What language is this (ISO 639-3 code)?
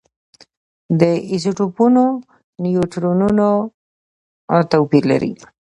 pus